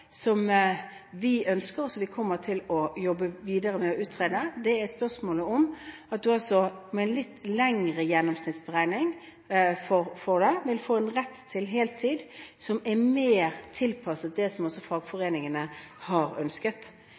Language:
Norwegian Bokmål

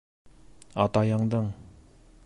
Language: Bashkir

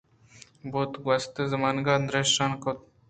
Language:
Eastern Balochi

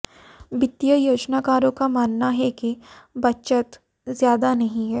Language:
Hindi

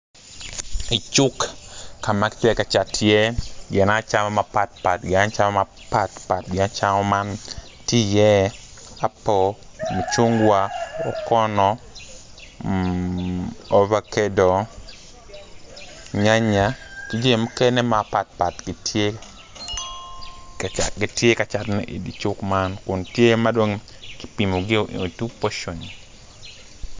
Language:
Acoli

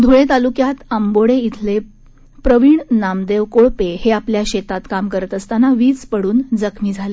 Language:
Marathi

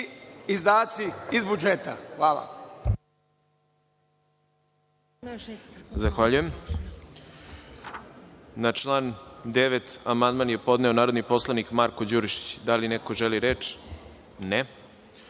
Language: Serbian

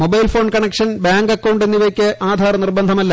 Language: Malayalam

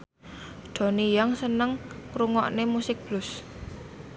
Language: Javanese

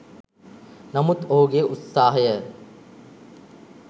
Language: Sinhala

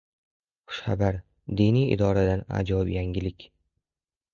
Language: Uzbek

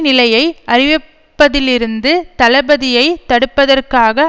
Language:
Tamil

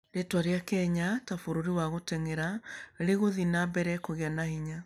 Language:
Kikuyu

